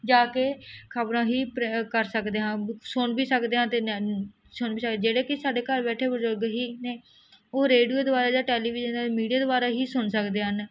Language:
Punjabi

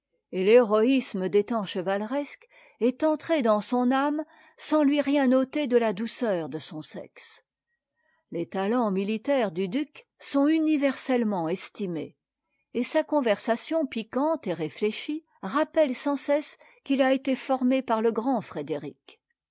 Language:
French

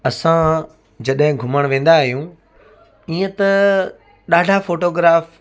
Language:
Sindhi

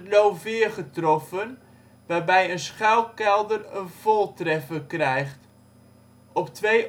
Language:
Dutch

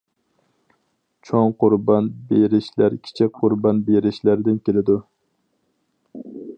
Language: Uyghur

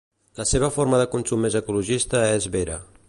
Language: Catalan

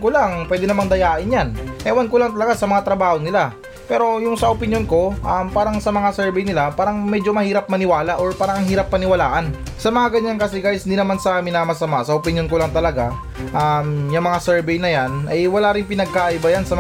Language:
Filipino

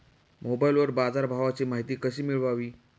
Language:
Marathi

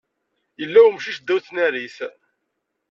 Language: Kabyle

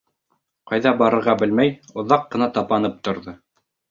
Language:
Bashkir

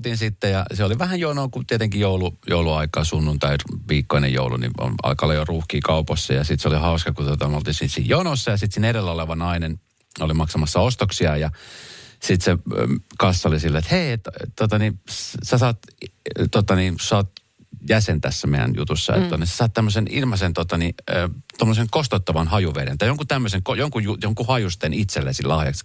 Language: Finnish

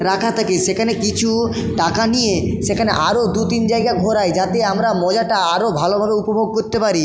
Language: Bangla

